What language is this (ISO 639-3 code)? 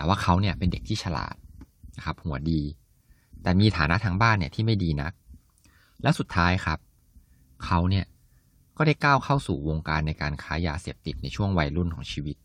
tha